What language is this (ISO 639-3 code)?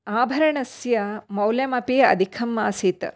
san